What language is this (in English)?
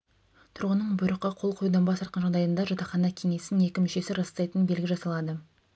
Kazakh